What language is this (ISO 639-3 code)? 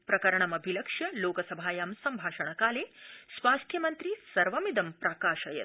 san